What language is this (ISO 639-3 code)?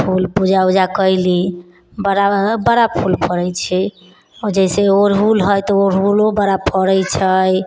mai